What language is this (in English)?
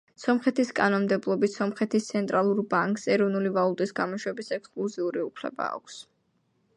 Georgian